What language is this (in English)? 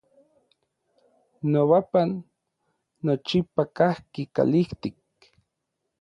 Orizaba Nahuatl